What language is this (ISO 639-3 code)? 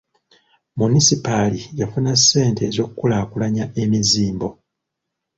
lug